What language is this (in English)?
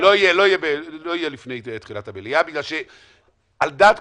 Hebrew